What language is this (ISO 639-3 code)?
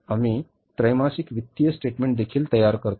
mar